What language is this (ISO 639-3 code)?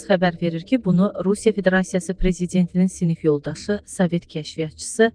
tur